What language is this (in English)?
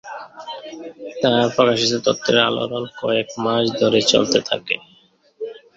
Bangla